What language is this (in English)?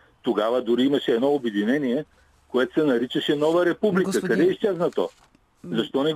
Bulgarian